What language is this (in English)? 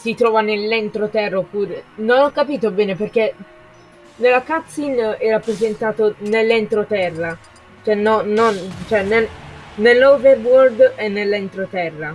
Italian